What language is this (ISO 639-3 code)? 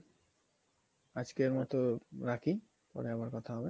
ben